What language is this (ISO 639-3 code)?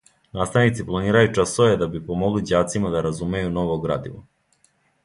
srp